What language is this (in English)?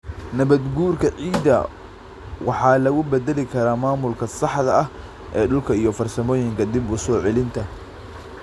Somali